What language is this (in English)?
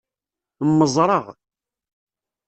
Kabyle